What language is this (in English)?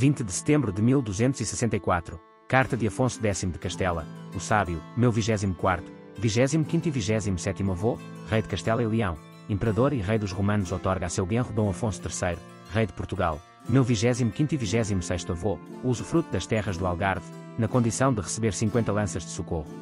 Portuguese